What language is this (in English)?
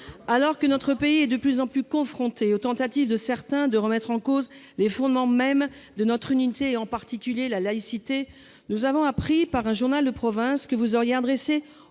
French